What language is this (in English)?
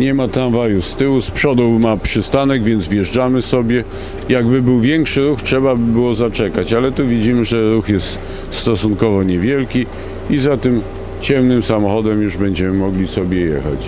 Polish